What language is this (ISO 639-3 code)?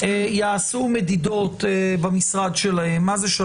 heb